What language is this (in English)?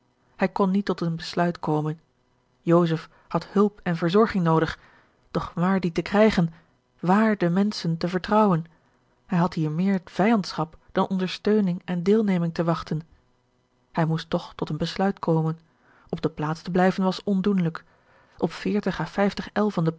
Dutch